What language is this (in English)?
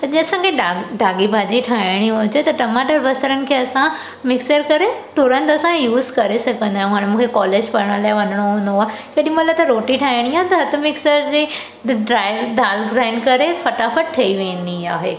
Sindhi